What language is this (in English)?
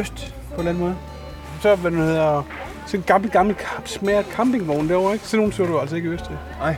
Danish